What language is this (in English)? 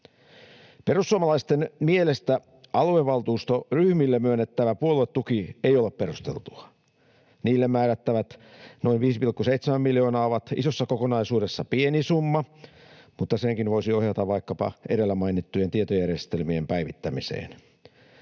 Finnish